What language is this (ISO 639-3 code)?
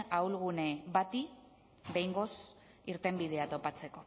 eus